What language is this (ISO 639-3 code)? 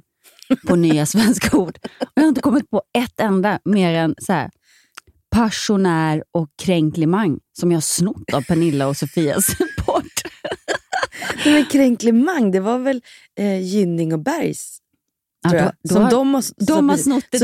swe